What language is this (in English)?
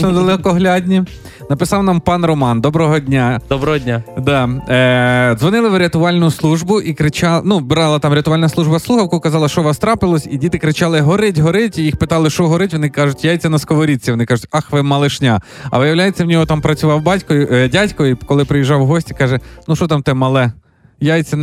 Ukrainian